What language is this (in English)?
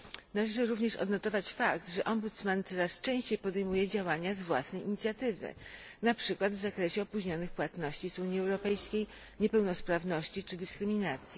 Polish